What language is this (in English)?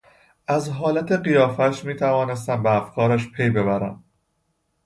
Persian